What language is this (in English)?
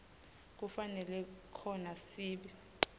Swati